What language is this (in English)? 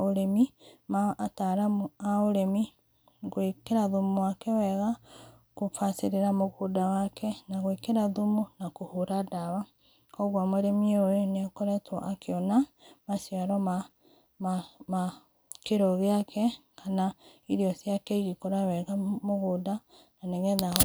Kikuyu